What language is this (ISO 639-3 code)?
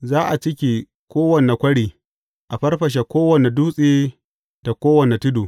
hau